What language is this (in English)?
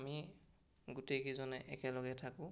Assamese